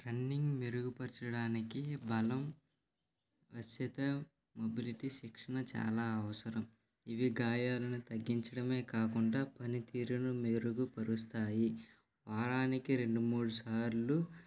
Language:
Telugu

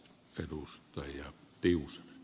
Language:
Finnish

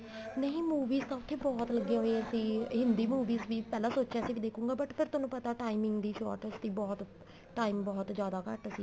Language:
Punjabi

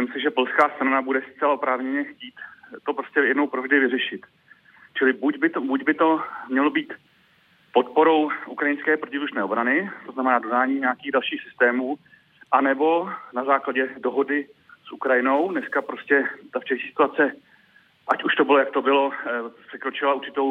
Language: Czech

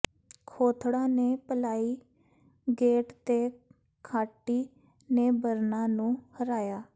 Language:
Punjabi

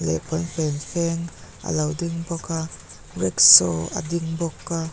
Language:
Mizo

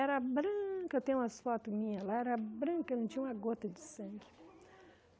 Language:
Portuguese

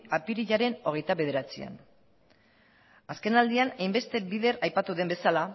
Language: Basque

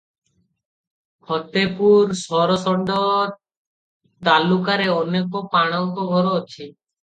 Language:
Odia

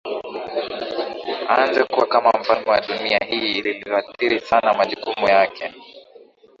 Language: Swahili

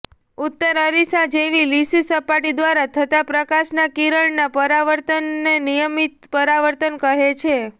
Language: Gujarati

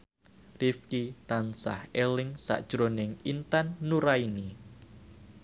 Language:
Javanese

